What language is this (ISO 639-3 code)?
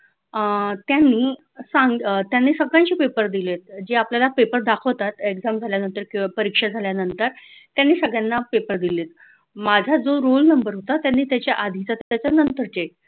mar